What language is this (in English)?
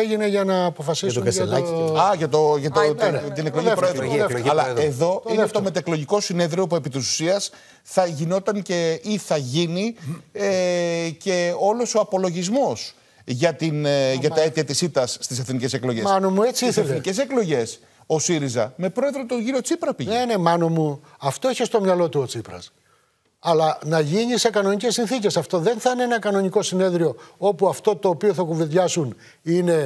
Greek